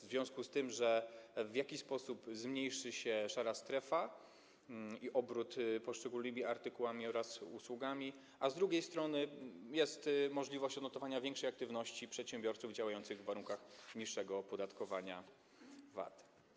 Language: Polish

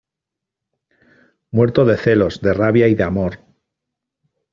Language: Spanish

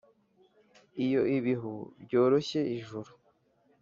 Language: Kinyarwanda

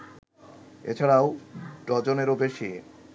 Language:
Bangla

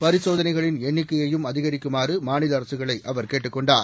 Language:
Tamil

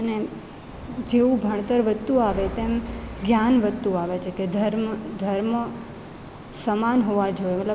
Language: Gujarati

